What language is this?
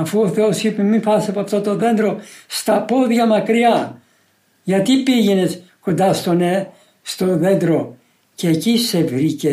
Greek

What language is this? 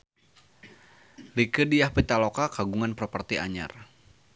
Sundanese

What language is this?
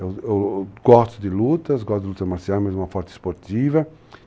Portuguese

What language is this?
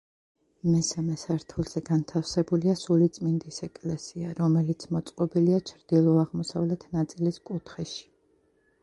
Georgian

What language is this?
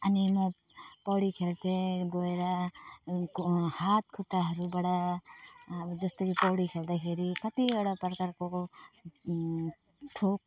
Nepali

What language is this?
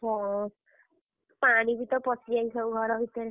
Odia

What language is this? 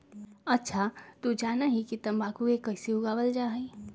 Magahi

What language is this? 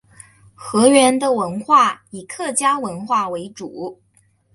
Chinese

